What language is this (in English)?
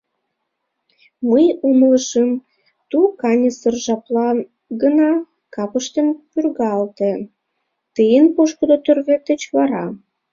Mari